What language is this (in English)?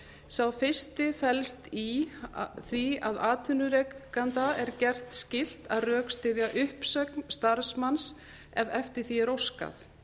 Icelandic